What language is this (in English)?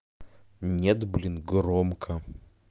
Russian